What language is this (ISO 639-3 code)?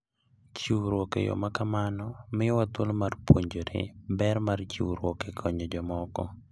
luo